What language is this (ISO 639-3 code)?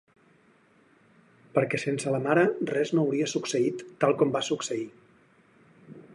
cat